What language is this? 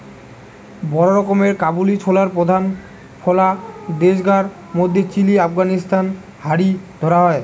Bangla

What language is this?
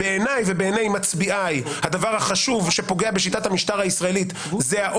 Hebrew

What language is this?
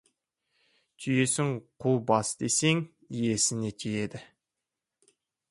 Kazakh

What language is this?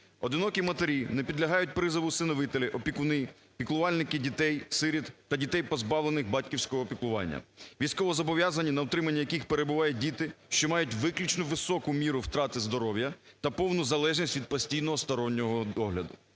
Ukrainian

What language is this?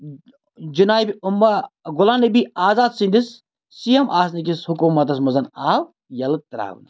Kashmiri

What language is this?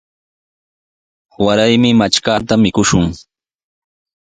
Sihuas Ancash Quechua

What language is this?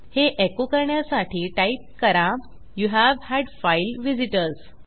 Marathi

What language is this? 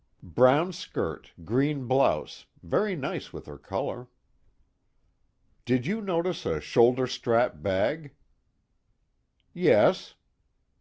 English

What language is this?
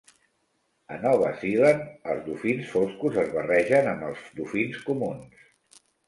Catalan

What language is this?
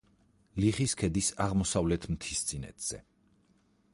Georgian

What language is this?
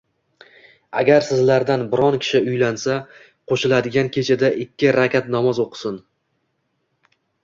Uzbek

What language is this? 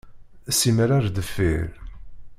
Kabyle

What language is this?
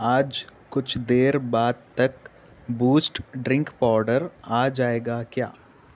Urdu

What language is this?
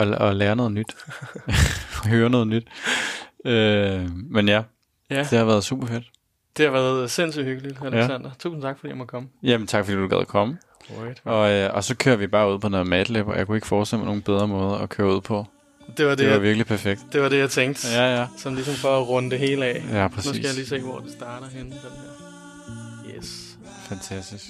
Danish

